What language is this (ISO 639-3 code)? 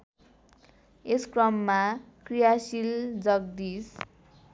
nep